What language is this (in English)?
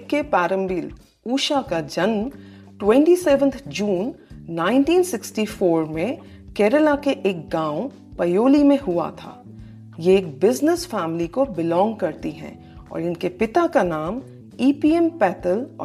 Hindi